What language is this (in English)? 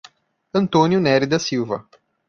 Portuguese